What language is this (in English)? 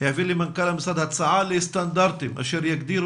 Hebrew